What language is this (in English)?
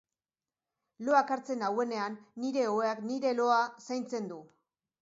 Basque